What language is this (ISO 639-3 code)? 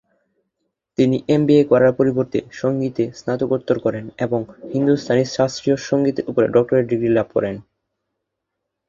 ben